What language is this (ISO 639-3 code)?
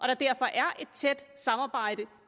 dan